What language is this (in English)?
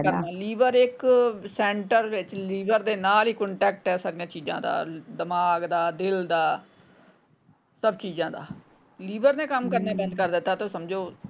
Punjabi